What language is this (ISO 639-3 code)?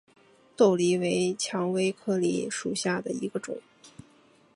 zho